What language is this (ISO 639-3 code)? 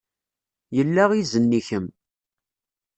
kab